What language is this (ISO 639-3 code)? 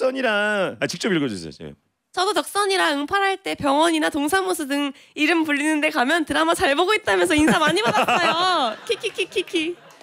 kor